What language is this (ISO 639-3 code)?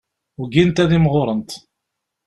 kab